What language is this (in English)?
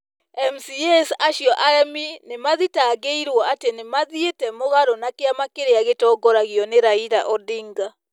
Kikuyu